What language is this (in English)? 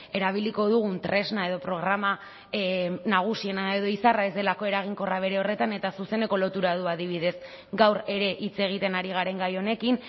Basque